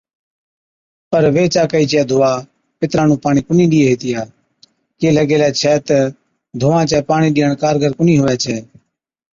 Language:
Od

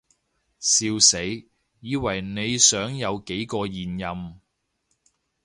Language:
Cantonese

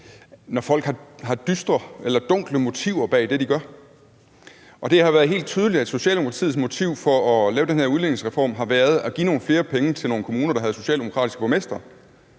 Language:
Danish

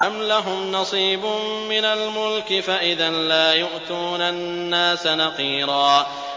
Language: Arabic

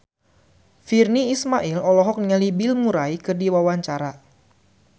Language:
Sundanese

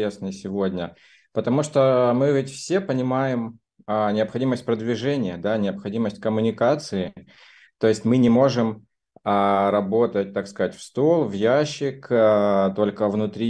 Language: Russian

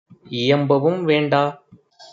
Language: Tamil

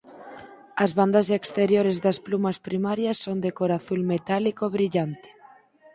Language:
Galician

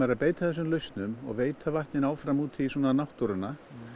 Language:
Icelandic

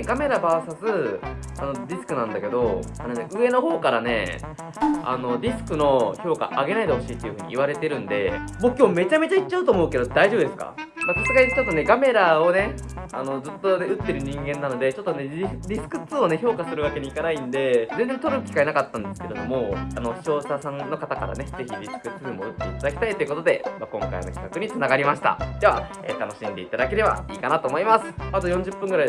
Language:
Japanese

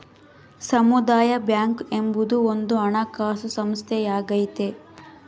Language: Kannada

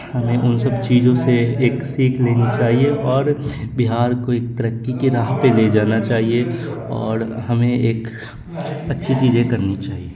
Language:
Urdu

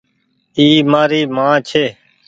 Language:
Goaria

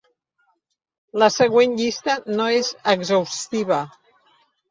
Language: Catalan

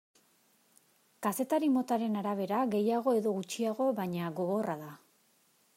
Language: Basque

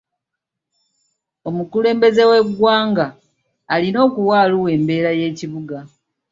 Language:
Ganda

